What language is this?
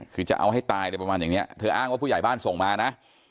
Thai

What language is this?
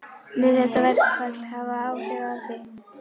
Icelandic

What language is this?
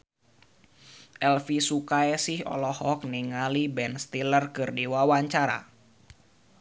Sundanese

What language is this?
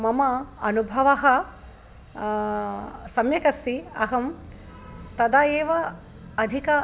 Sanskrit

